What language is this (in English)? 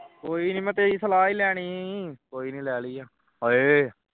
Punjabi